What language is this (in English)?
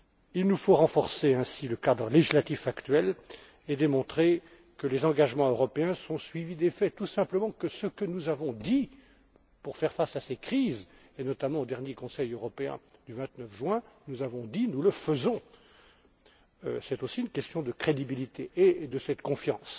French